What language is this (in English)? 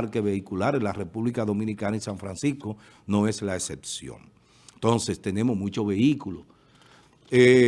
Spanish